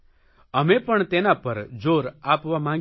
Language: Gujarati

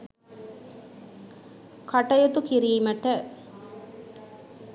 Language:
Sinhala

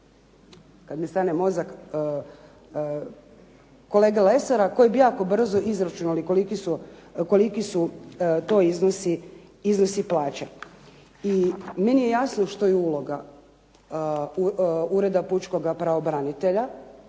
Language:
Croatian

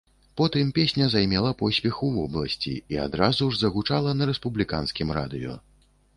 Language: Belarusian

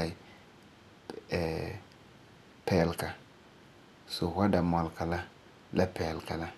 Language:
Frafra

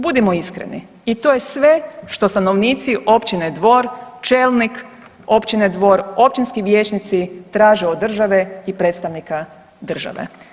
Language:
Croatian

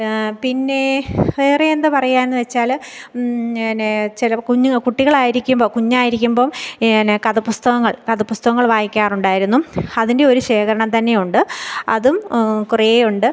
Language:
Malayalam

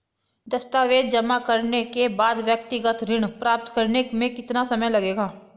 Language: Hindi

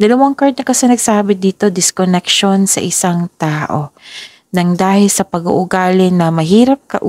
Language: Filipino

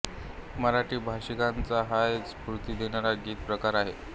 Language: Marathi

